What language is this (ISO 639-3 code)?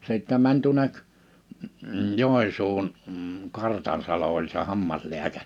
fin